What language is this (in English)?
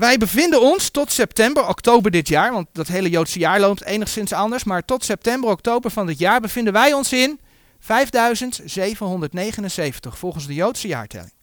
Dutch